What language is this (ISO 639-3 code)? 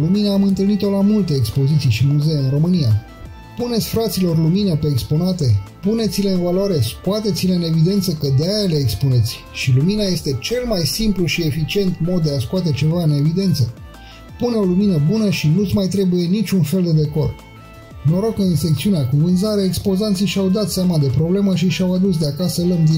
ron